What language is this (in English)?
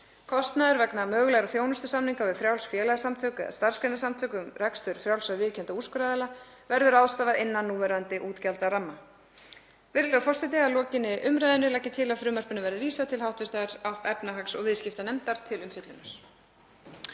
Icelandic